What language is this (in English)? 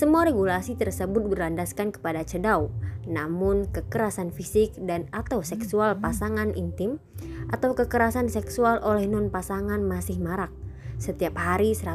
Indonesian